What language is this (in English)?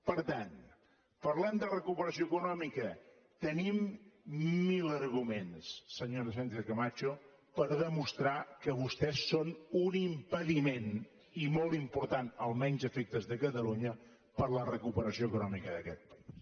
Catalan